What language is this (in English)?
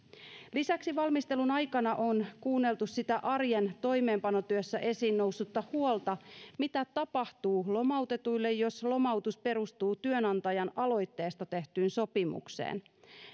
Finnish